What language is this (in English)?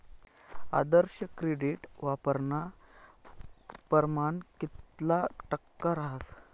Marathi